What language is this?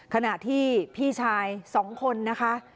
Thai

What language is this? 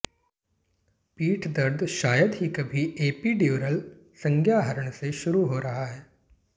Hindi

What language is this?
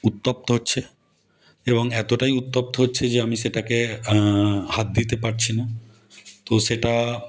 Bangla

